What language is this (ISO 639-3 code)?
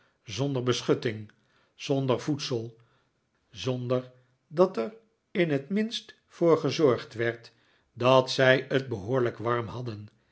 nld